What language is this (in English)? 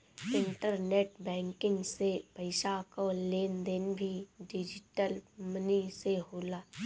Bhojpuri